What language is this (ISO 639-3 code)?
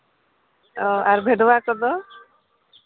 sat